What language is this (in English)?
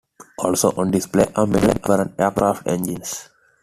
English